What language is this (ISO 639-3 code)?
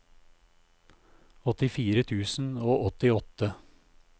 nor